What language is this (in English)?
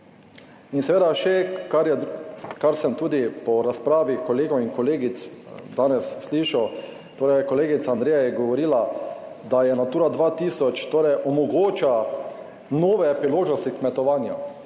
Slovenian